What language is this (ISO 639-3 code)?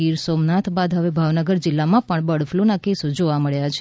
guj